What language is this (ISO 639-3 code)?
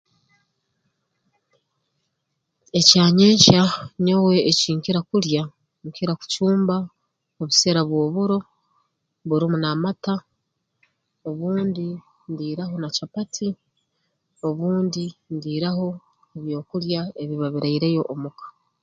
ttj